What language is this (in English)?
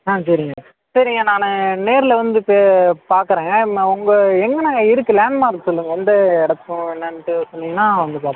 Tamil